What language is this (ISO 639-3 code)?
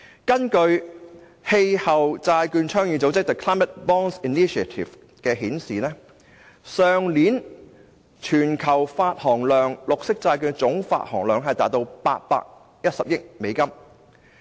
yue